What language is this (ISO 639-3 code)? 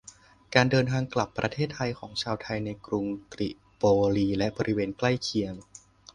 tha